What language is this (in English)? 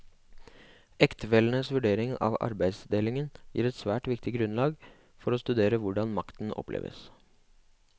Norwegian